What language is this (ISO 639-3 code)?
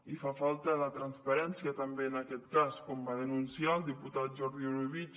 cat